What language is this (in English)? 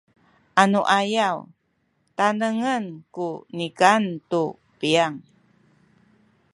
Sakizaya